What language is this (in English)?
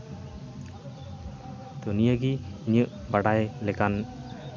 Santali